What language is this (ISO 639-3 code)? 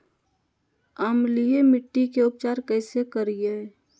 mag